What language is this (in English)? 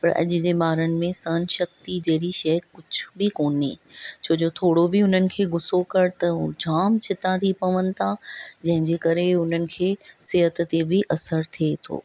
Sindhi